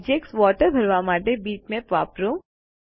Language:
Gujarati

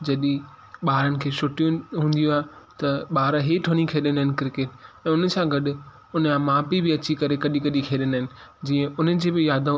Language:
Sindhi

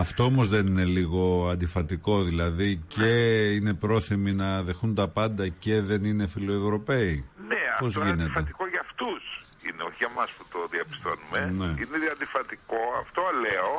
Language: Greek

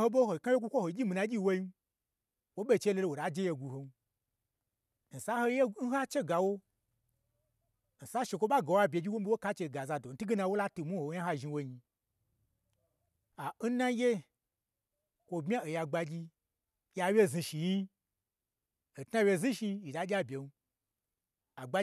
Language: Gbagyi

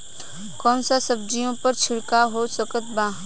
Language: Bhojpuri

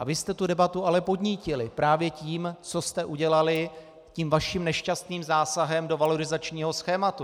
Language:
Czech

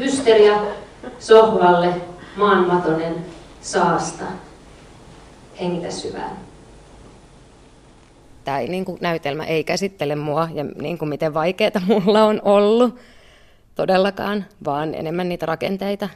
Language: Finnish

